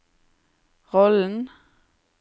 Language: Norwegian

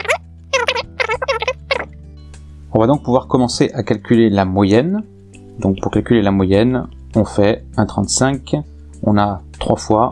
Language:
French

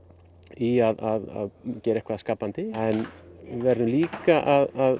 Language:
Icelandic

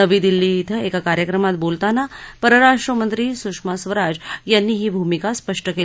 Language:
Marathi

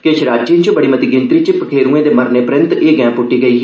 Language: Dogri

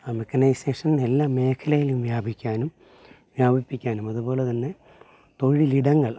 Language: Malayalam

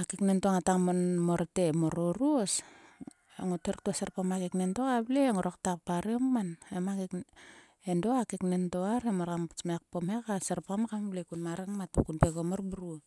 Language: Sulka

